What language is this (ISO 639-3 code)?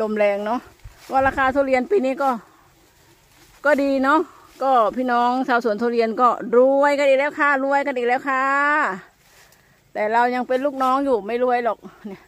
tha